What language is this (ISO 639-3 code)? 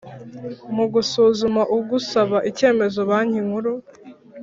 kin